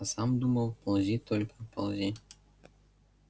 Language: Russian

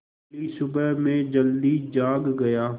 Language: Hindi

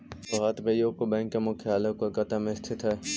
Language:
Magahi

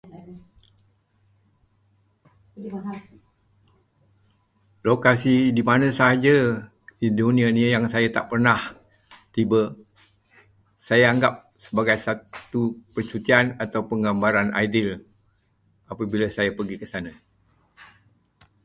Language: Malay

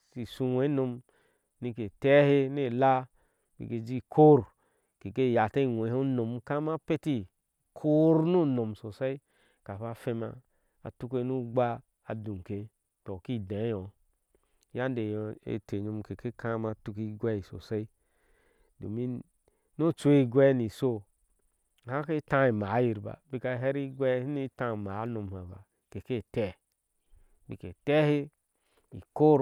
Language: Ashe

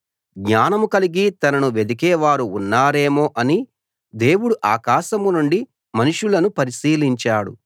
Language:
Telugu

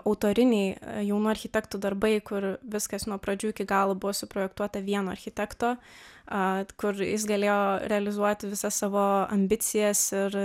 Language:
Lithuanian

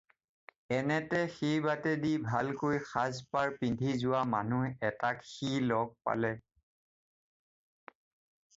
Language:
Assamese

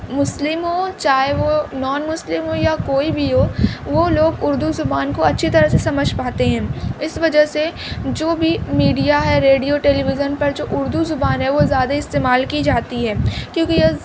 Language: Urdu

